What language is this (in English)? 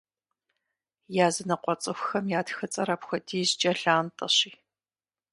Kabardian